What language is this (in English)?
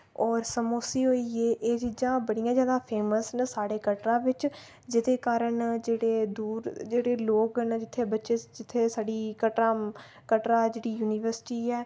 Dogri